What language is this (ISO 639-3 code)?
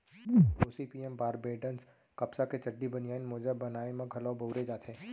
hne